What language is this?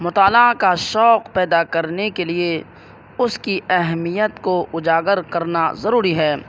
Urdu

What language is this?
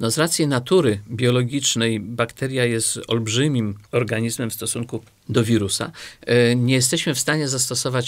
Polish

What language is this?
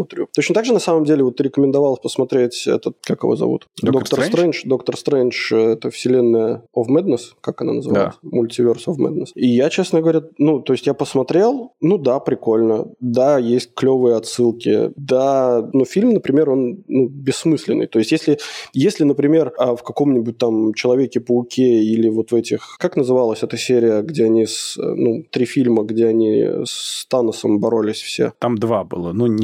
Russian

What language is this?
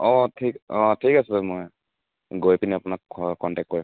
Assamese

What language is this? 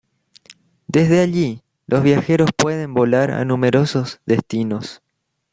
Spanish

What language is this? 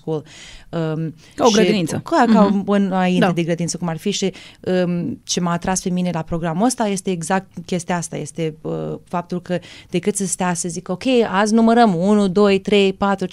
Romanian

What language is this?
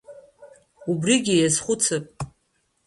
Abkhazian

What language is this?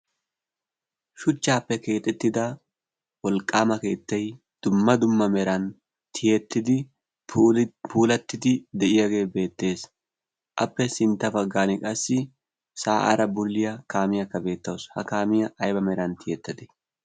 Wolaytta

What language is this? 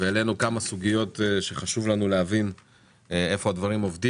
Hebrew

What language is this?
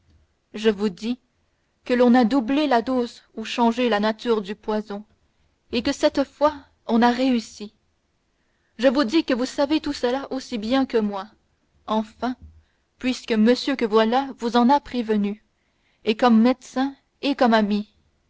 French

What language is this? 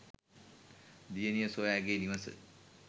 Sinhala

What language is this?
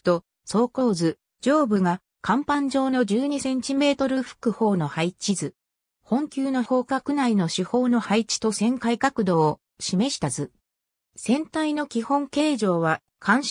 Japanese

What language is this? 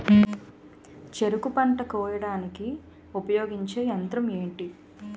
Telugu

